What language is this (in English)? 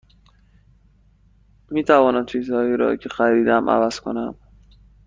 Persian